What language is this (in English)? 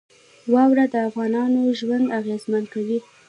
Pashto